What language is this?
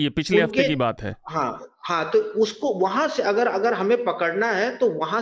Hindi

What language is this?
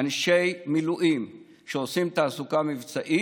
Hebrew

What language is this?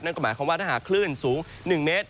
Thai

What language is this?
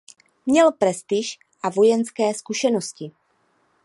Czech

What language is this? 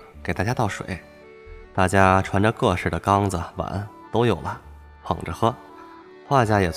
Chinese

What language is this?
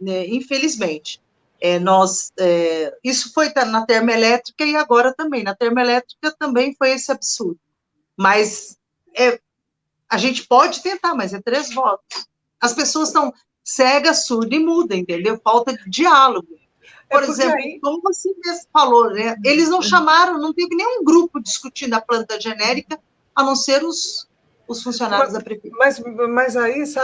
Portuguese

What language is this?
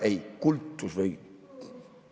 Estonian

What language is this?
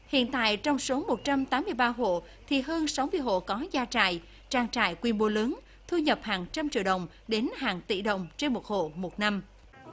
Vietnamese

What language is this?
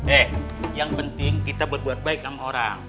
Indonesian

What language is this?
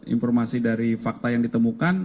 Indonesian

